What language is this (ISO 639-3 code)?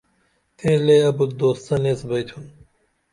dml